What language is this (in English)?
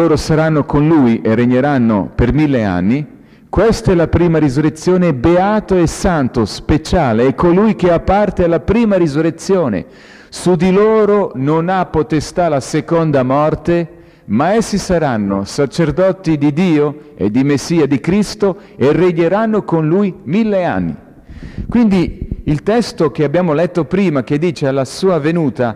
Italian